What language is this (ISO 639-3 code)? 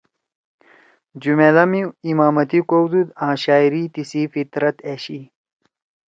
trw